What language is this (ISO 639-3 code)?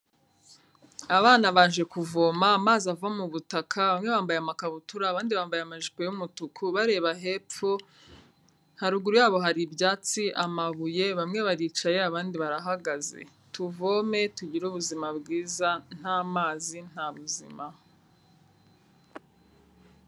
kin